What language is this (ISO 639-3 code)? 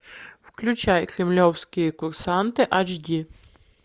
rus